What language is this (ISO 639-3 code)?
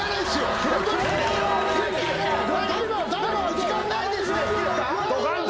jpn